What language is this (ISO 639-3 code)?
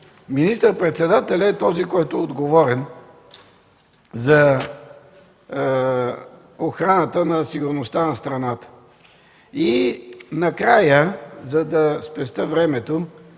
bul